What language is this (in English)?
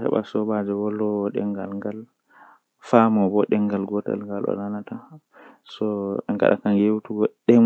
Western Niger Fulfulde